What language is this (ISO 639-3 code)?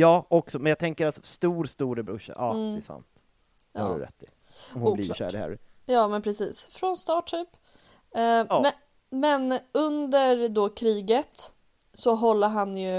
swe